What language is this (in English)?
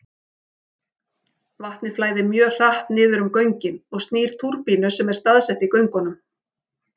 Icelandic